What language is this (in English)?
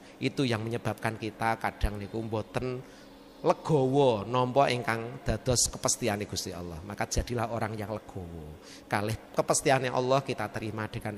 Indonesian